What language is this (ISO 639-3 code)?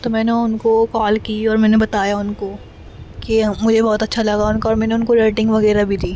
urd